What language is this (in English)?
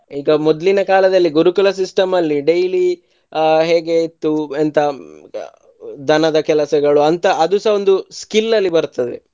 Kannada